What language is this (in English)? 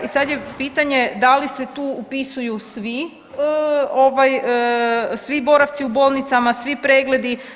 Croatian